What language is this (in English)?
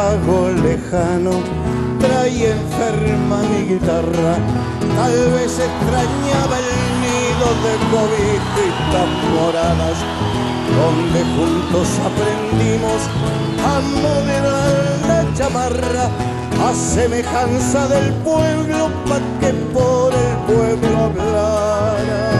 Spanish